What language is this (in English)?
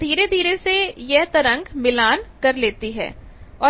Hindi